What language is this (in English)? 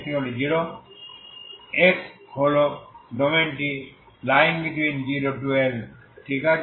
Bangla